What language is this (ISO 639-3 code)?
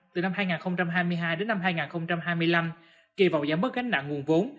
vie